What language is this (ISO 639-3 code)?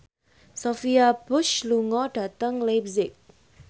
jav